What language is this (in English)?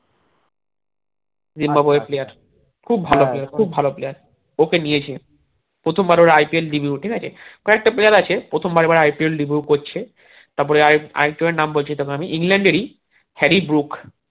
Bangla